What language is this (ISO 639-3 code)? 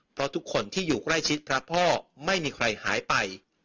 tha